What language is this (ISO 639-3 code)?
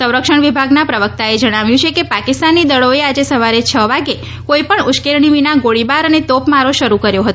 guj